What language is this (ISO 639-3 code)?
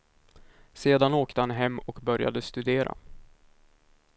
swe